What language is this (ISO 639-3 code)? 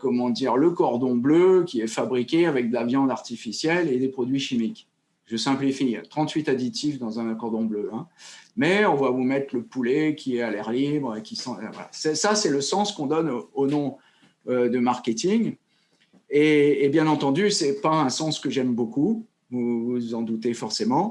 fra